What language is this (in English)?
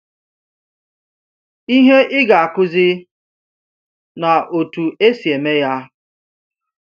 Igbo